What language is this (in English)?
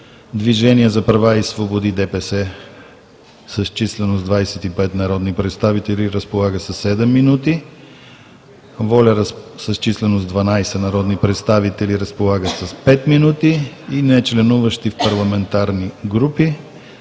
Bulgarian